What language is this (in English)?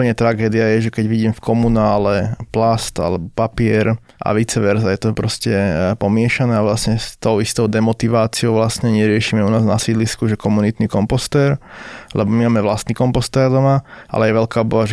Slovak